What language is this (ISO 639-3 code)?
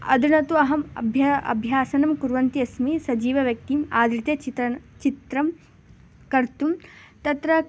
san